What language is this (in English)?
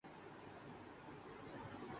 Urdu